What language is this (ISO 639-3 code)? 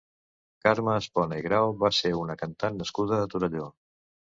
cat